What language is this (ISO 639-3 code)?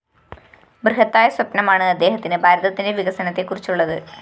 mal